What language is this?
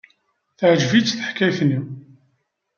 Kabyle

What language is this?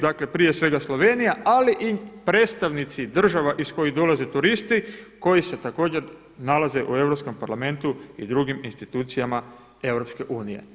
Croatian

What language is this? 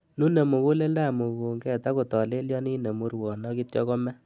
Kalenjin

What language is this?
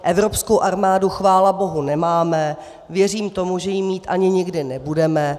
Czech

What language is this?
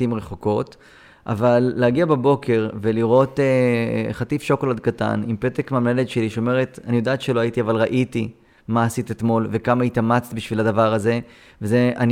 Hebrew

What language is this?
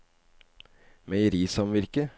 Norwegian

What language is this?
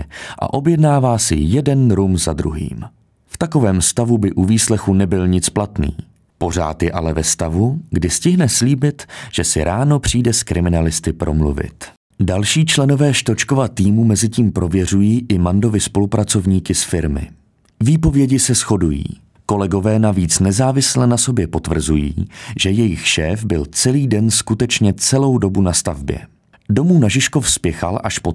Czech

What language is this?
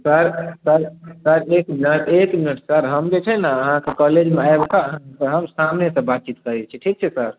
Maithili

